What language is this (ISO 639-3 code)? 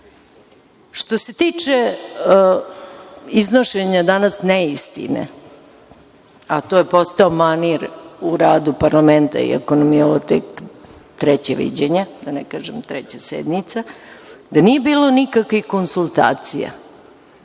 srp